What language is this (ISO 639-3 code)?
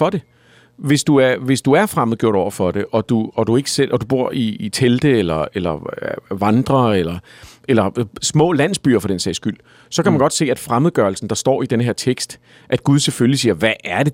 dan